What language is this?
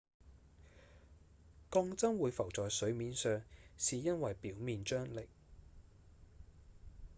Cantonese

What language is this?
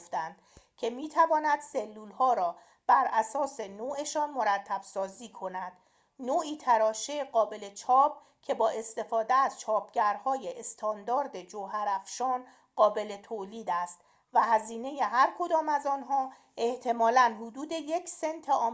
Persian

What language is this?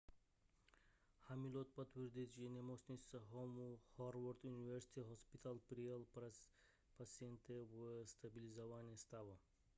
Czech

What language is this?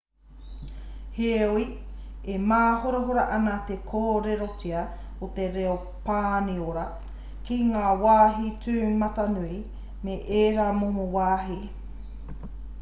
Māori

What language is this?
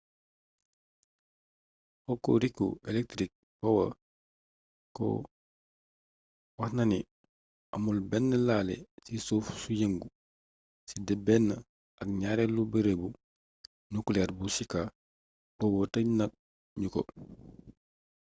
Wolof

